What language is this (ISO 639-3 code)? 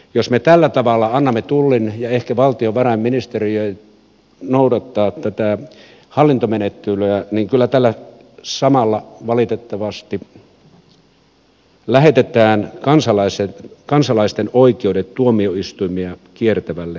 fin